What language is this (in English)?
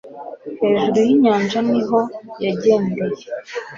Kinyarwanda